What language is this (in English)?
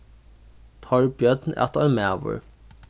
Faroese